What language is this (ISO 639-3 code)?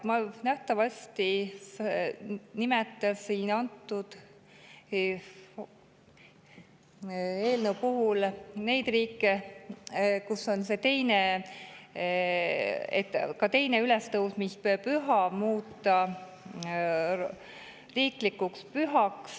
est